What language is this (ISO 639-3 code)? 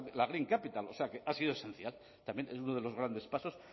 spa